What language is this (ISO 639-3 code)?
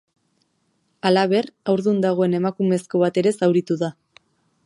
eus